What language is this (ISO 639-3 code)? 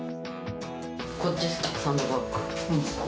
jpn